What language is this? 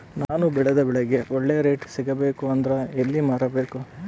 Kannada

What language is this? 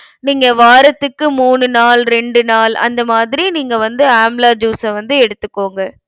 Tamil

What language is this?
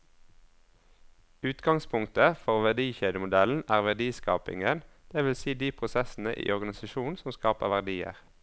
Norwegian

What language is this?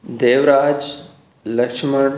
Sindhi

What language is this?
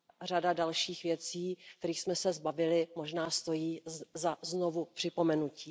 Czech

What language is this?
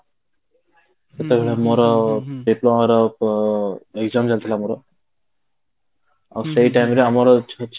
Odia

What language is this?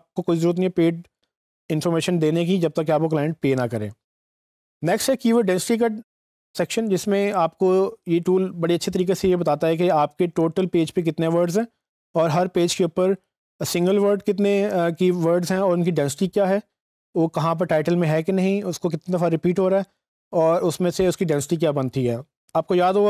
Hindi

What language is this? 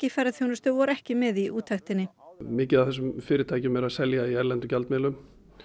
Icelandic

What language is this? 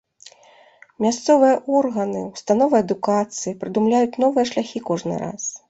Belarusian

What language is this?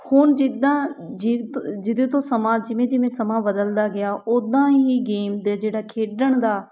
Punjabi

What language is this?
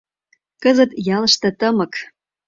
Mari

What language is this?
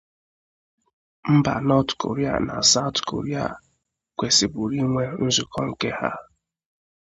Igbo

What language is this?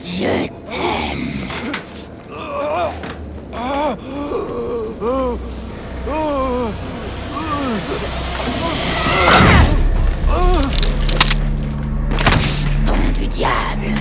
French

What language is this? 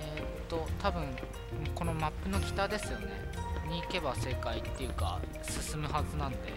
Japanese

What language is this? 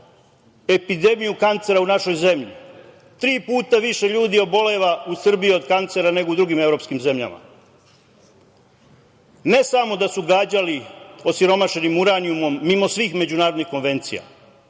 Serbian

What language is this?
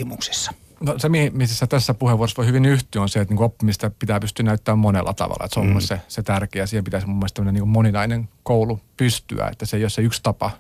Finnish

